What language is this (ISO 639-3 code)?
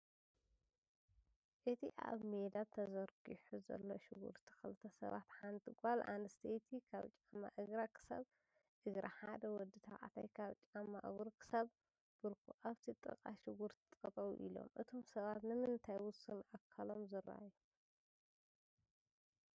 tir